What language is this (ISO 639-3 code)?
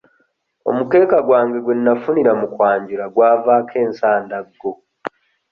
lug